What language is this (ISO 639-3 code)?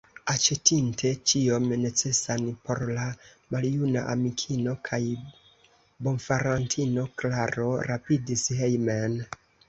epo